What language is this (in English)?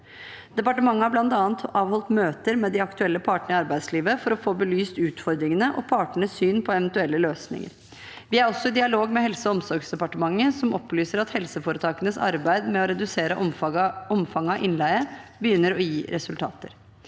Norwegian